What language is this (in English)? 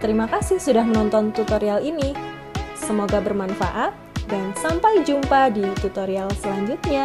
Indonesian